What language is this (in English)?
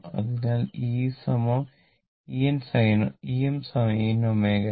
Malayalam